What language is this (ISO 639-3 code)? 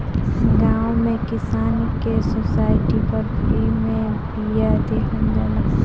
bho